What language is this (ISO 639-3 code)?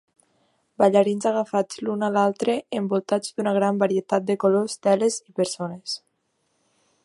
cat